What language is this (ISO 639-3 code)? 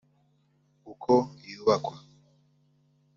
kin